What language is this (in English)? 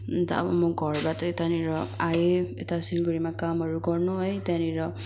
Nepali